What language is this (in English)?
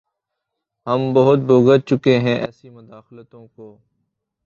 Urdu